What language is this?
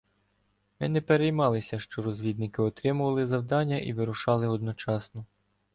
Ukrainian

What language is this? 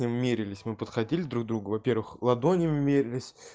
Russian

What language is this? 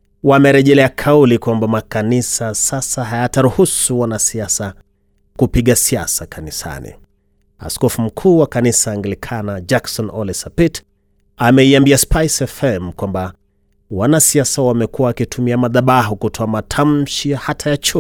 Swahili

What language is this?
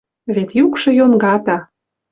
Western Mari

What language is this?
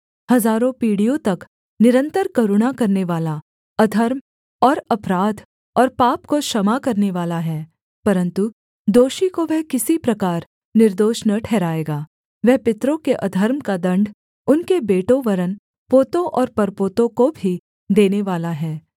Hindi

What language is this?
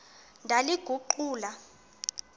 Xhosa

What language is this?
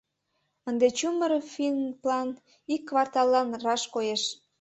Mari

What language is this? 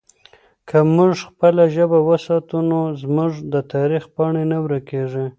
Pashto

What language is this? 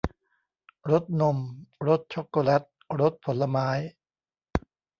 Thai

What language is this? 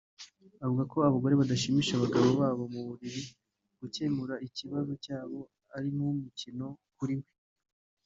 Kinyarwanda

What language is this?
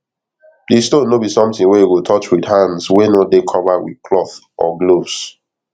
Nigerian Pidgin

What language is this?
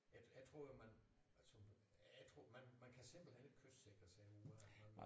Danish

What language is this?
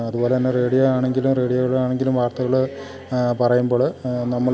Malayalam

